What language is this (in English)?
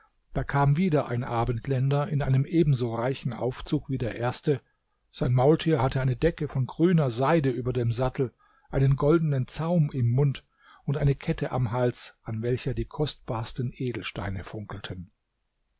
German